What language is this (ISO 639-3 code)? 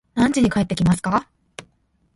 jpn